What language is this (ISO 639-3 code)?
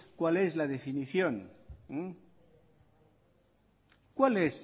spa